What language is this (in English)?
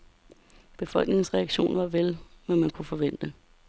Danish